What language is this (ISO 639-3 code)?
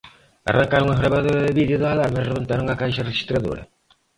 glg